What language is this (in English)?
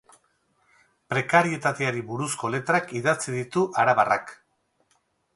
Basque